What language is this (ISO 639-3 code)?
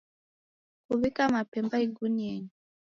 dav